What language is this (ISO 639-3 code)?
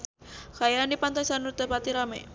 sun